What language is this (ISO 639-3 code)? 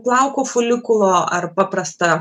lit